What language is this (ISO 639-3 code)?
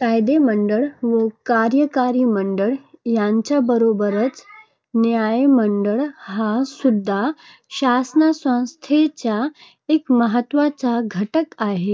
mar